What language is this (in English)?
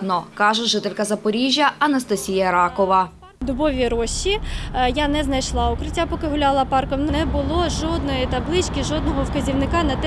Ukrainian